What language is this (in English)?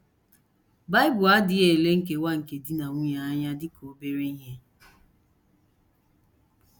Igbo